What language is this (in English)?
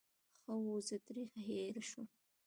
Pashto